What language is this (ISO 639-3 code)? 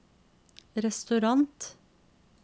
nor